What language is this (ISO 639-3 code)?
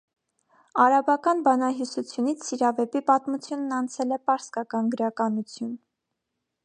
hye